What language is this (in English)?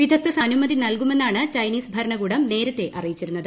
Malayalam